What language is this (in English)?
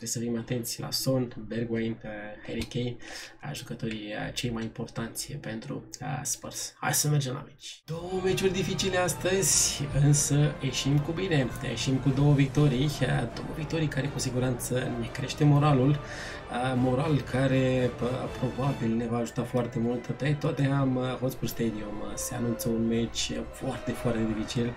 Romanian